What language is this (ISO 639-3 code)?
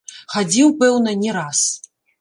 bel